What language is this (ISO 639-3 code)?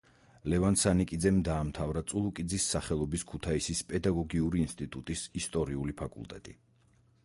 kat